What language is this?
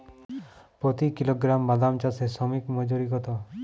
Bangla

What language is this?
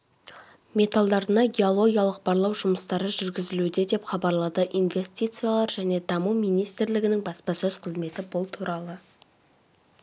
Kazakh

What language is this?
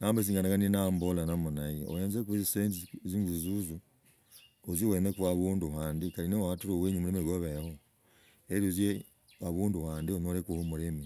Logooli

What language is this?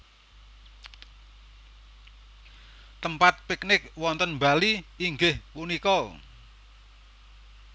Javanese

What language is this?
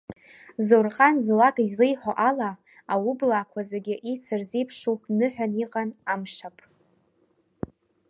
Abkhazian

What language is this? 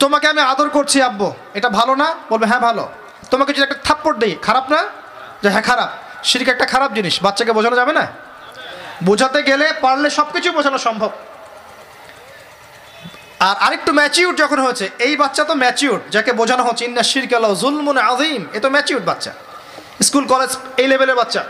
Bangla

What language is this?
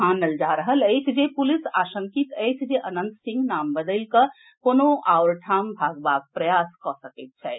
Maithili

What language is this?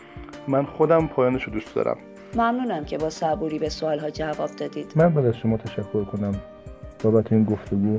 Persian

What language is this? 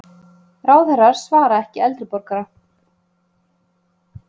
Icelandic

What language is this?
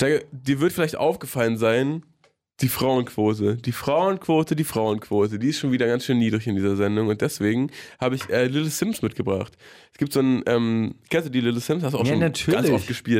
German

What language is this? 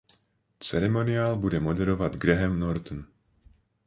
Czech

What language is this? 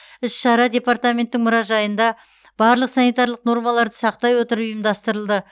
Kazakh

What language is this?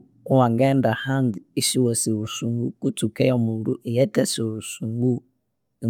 Konzo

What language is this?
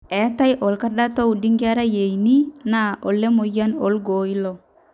Masai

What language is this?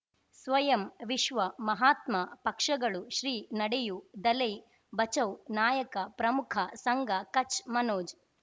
Kannada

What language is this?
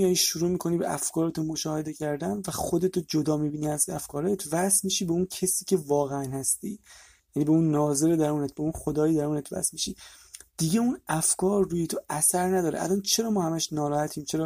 Persian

